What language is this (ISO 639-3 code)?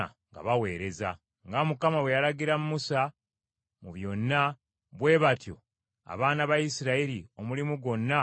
lug